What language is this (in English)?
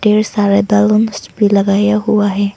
Hindi